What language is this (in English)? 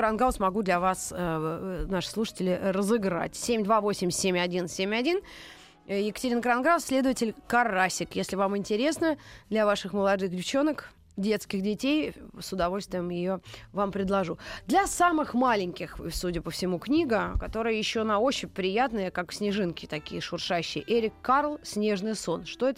Russian